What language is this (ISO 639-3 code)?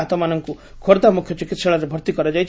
ori